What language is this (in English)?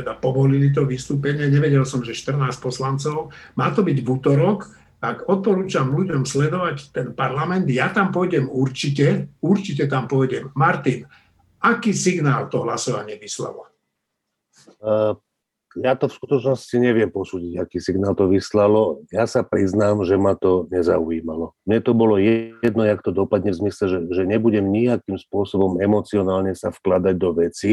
Slovak